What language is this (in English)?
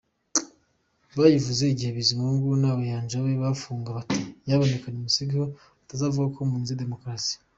Kinyarwanda